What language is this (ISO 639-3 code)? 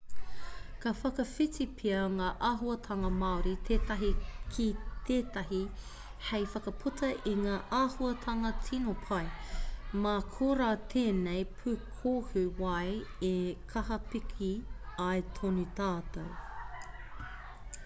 mri